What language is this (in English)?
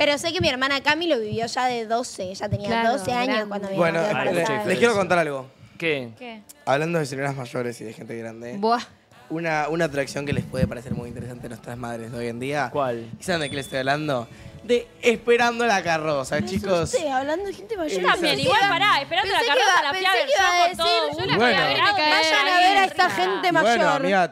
Spanish